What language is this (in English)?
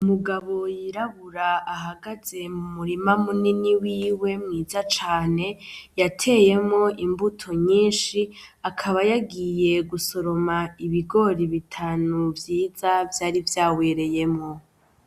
Rundi